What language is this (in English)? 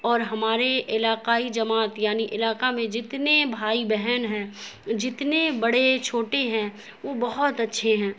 Urdu